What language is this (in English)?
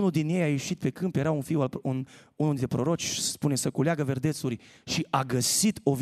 Romanian